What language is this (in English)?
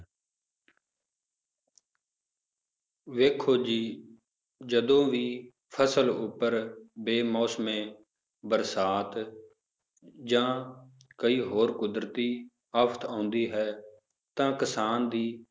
Punjabi